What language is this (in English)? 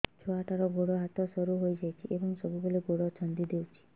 Odia